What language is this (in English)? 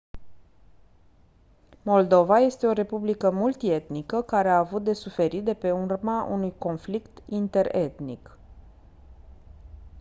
Romanian